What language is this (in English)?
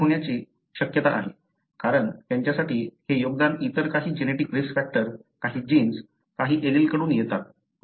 Marathi